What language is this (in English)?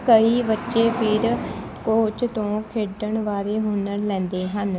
Punjabi